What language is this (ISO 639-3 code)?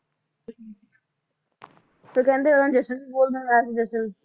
pan